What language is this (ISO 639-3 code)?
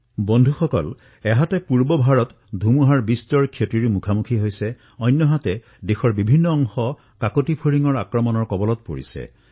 asm